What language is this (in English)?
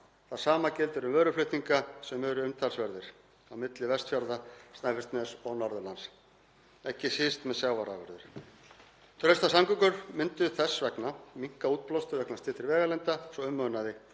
Icelandic